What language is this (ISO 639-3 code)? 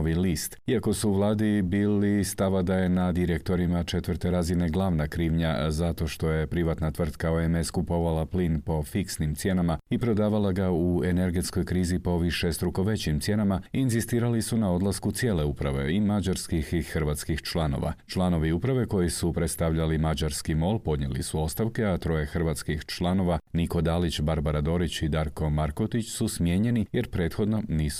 hrv